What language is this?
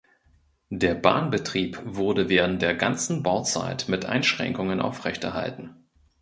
German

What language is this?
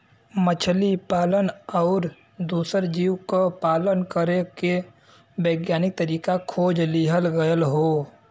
Bhojpuri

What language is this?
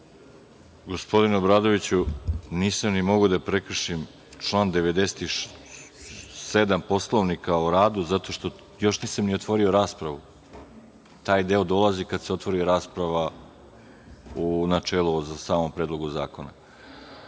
Serbian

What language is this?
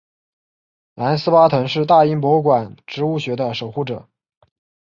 Chinese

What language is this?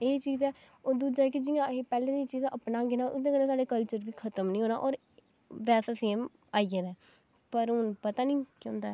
Dogri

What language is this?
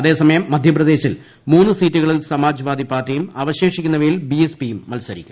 Malayalam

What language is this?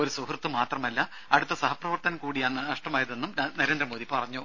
Malayalam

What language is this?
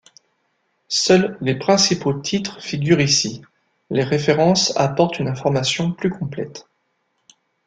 French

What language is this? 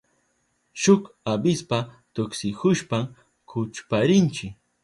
Southern Pastaza Quechua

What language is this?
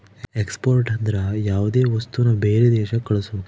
Kannada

